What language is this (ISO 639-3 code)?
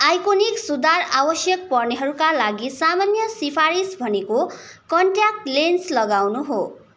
nep